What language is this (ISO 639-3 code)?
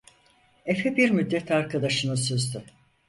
tur